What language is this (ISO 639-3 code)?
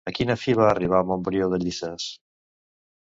cat